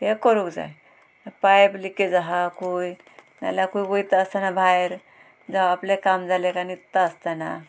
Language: Konkani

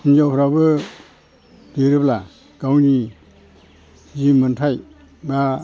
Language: Bodo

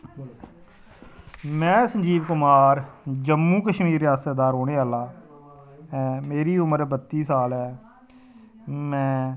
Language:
Dogri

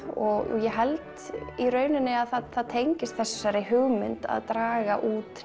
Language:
Icelandic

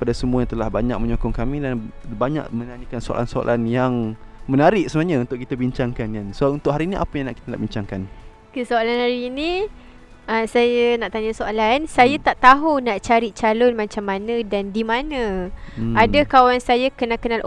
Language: Malay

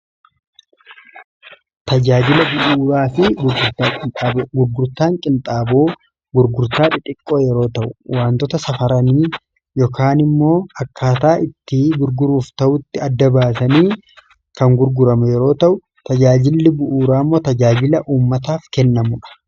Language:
Oromo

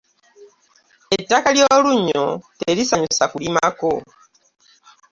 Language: Ganda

